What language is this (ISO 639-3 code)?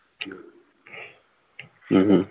pan